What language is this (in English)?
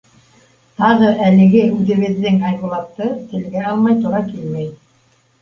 Bashkir